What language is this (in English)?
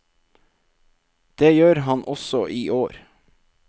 Norwegian